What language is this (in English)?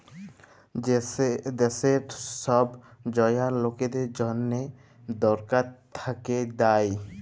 Bangla